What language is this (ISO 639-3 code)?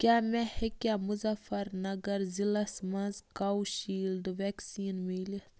kas